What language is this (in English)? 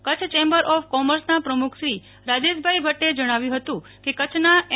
Gujarati